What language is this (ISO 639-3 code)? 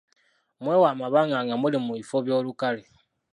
lug